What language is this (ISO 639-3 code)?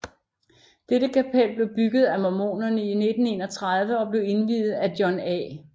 dan